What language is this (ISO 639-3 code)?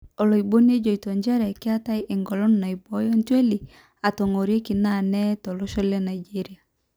mas